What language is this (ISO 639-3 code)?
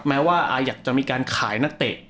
tha